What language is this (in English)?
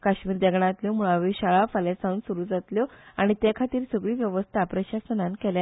Konkani